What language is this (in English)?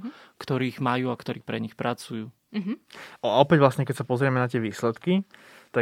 Slovak